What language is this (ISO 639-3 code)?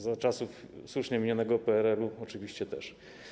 pol